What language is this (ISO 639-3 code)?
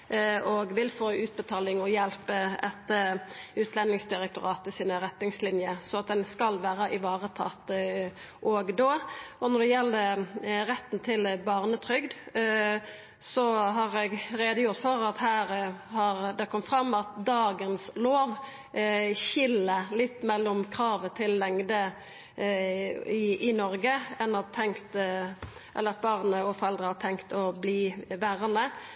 nno